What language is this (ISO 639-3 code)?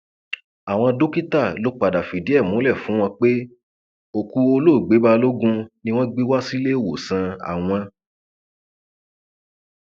yor